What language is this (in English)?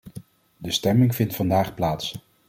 Dutch